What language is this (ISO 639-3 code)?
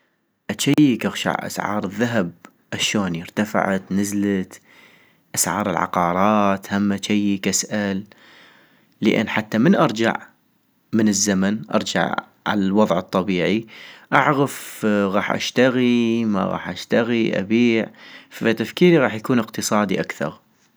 ayp